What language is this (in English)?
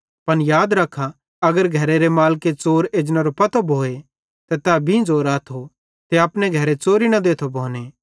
Bhadrawahi